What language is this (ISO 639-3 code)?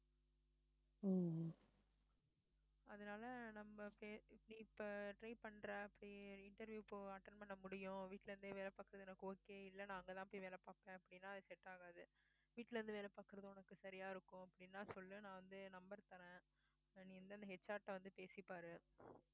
tam